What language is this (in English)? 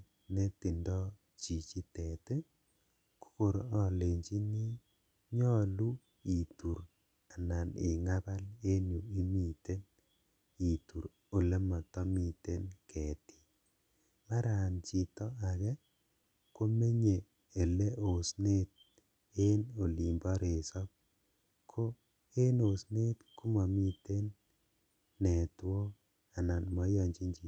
Kalenjin